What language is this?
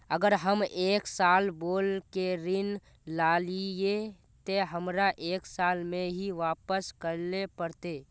Magahi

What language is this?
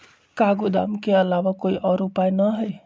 Magahi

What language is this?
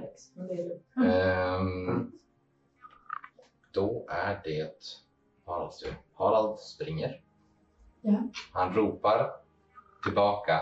Swedish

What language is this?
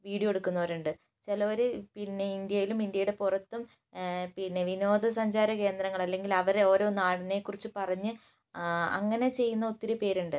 Malayalam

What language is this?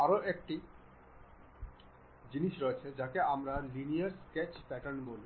Bangla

